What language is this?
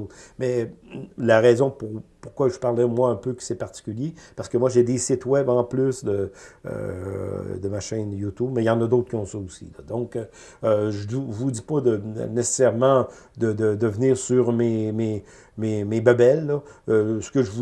French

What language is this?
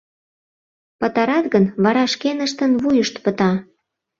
Mari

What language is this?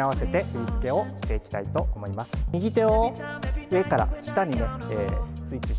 Japanese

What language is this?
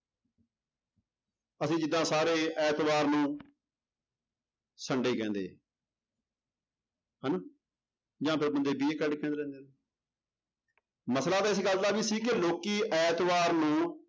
Punjabi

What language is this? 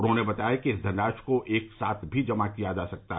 Hindi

